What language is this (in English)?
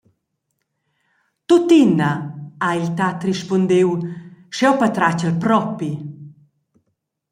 Romansh